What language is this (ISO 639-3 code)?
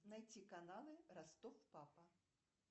rus